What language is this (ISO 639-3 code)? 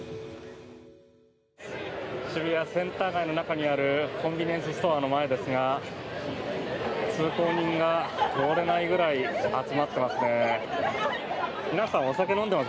jpn